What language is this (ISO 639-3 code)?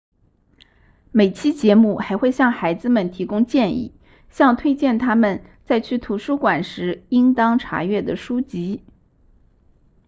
zho